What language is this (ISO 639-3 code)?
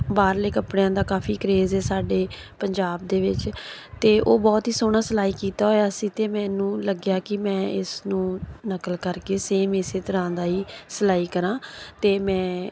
pan